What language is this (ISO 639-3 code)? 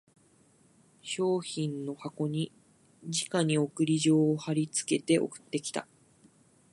jpn